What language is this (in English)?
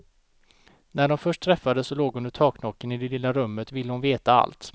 Swedish